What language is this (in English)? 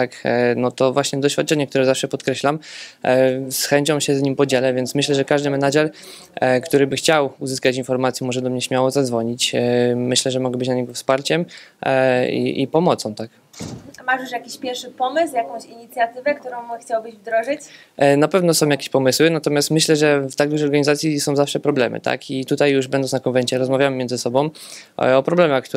Polish